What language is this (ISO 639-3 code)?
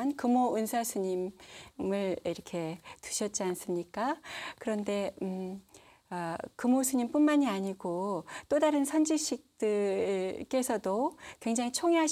kor